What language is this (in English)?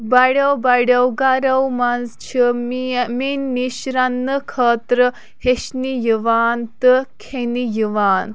Kashmiri